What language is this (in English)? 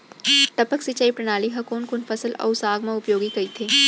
Chhattisgarhi